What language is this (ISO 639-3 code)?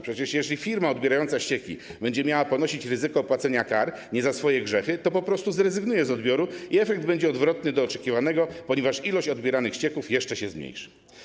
pol